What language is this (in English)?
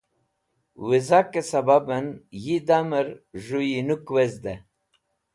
Wakhi